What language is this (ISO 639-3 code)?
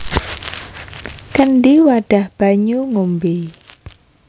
jav